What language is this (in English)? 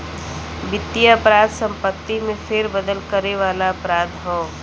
Bhojpuri